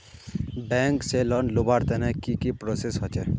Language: Magahi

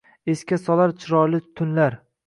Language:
Uzbek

